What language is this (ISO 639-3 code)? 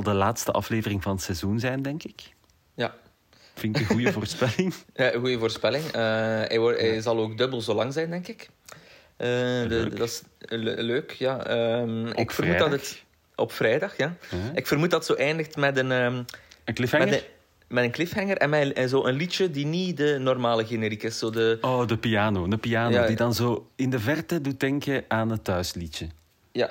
nld